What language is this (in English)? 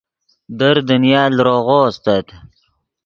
Yidgha